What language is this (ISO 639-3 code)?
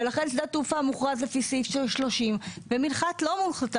heb